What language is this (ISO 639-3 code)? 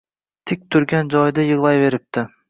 uzb